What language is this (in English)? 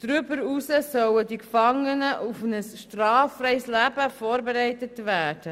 Swiss German